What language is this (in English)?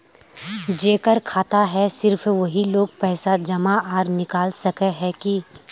Magahi